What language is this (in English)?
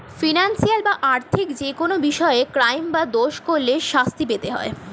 Bangla